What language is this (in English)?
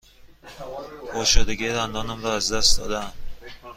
Persian